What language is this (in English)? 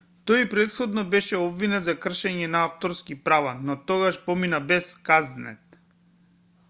Macedonian